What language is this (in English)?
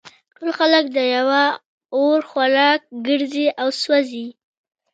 Pashto